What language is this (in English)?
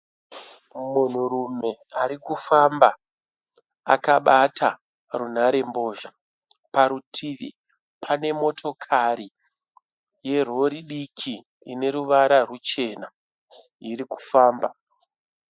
Shona